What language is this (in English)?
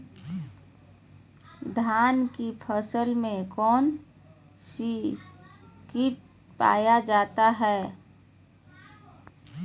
Magahi